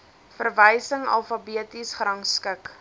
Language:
Afrikaans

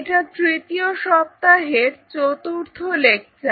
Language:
Bangla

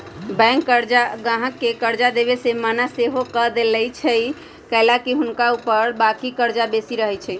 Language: Magahi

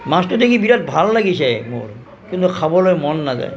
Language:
Assamese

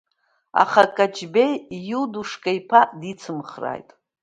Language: Abkhazian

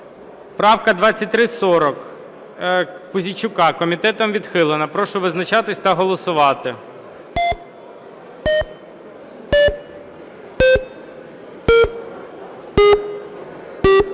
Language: Ukrainian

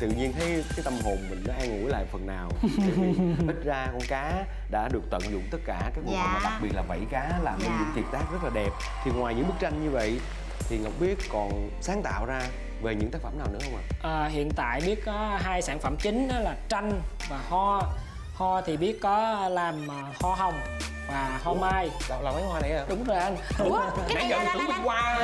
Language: Vietnamese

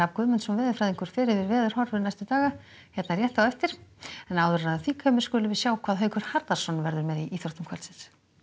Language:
Icelandic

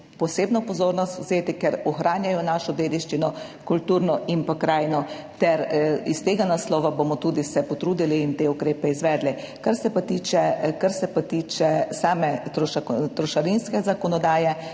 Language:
Slovenian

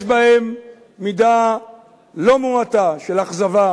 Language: Hebrew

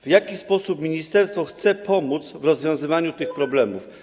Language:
Polish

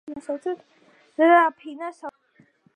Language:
Georgian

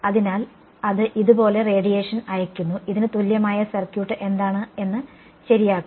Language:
Malayalam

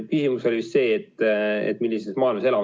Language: Estonian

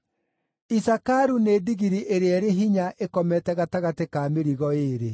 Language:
Kikuyu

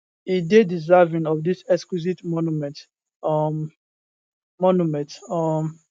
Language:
Nigerian Pidgin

